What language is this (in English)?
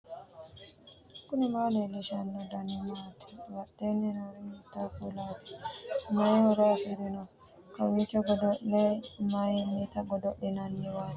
Sidamo